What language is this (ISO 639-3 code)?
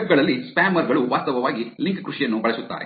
kan